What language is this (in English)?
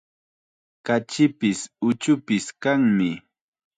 Chiquián Ancash Quechua